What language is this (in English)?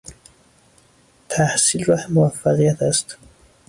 Persian